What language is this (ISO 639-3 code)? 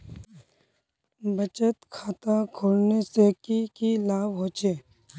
mag